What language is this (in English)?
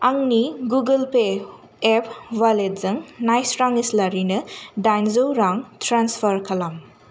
Bodo